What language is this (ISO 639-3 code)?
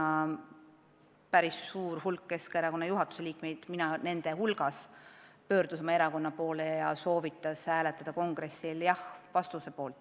est